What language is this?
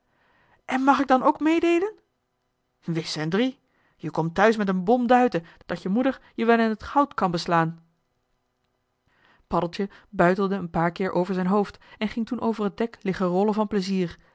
Dutch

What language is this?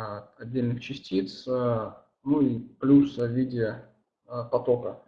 Russian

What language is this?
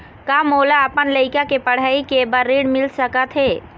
Chhattisgarhi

